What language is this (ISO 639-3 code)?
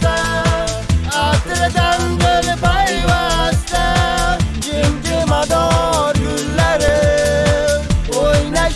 uzb